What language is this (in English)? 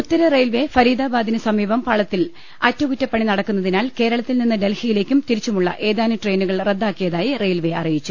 Malayalam